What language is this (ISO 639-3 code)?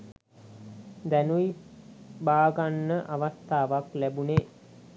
sin